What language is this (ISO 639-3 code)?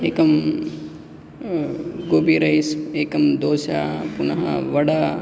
san